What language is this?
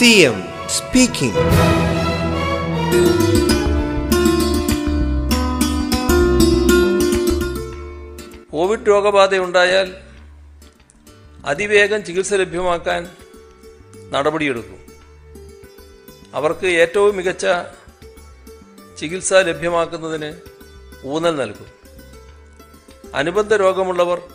Malayalam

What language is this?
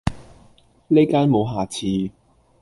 Cantonese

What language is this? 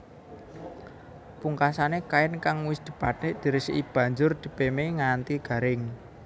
Javanese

